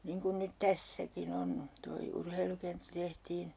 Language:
Finnish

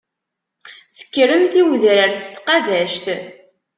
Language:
Kabyle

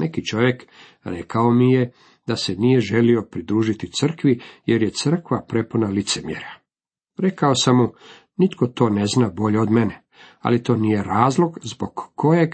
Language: Croatian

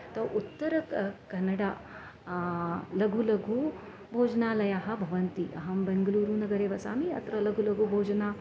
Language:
Sanskrit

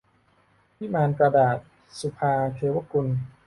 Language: Thai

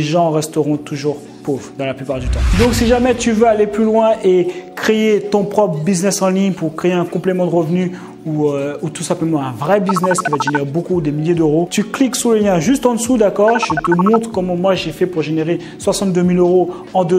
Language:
French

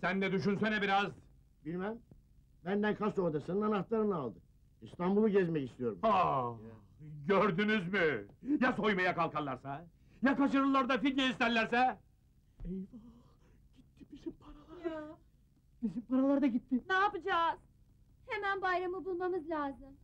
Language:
Turkish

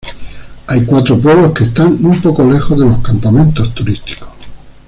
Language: Spanish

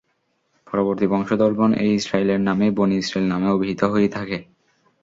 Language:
Bangla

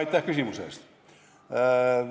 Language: Estonian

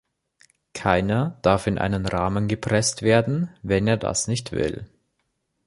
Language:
German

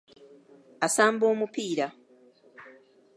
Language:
Ganda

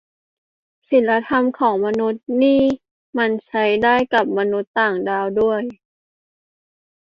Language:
Thai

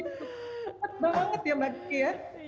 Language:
Indonesian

